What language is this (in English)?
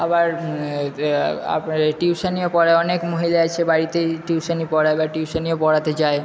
Bangla